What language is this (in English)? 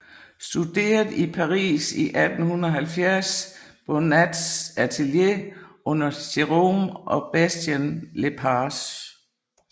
Danish